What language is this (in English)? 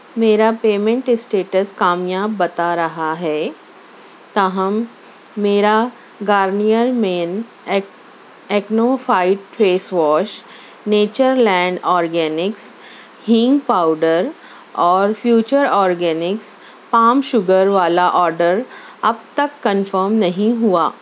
Urdu